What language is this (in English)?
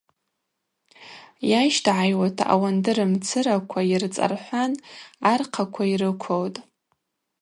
Abaza